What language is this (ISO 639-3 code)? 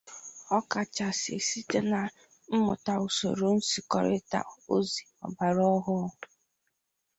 ibo